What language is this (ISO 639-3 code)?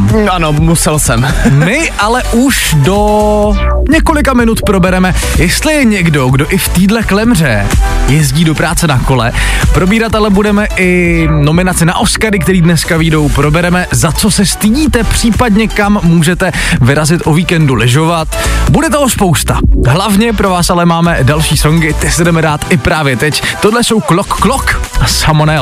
ces